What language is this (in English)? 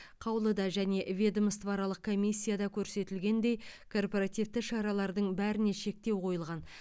Kazakh